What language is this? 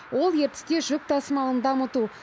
Kazakh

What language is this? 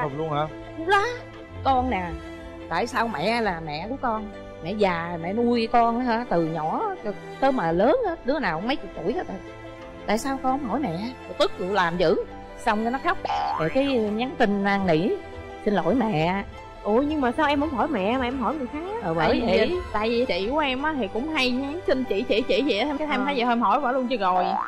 Vietnamese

